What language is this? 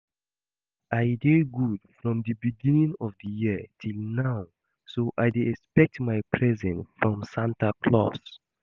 Nigerian Pidgin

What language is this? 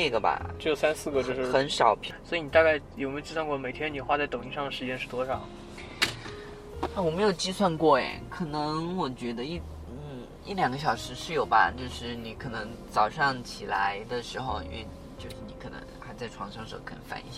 Chinese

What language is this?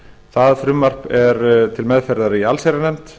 Icelandic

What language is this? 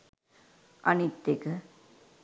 Sinhala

